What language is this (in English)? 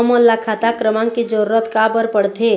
Chhattisgarhi